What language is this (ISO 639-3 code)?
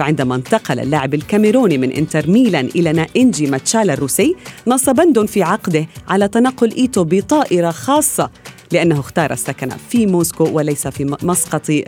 ara